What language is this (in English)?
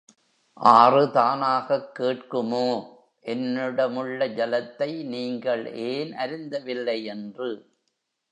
Tamil